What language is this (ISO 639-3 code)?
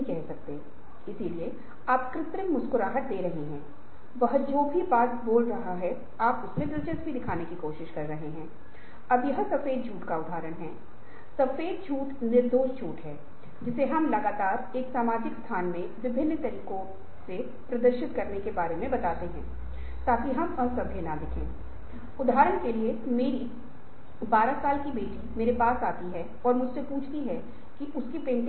hin